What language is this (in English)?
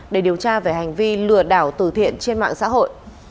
Vietnamese